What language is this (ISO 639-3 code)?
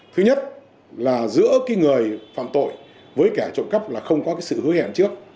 vie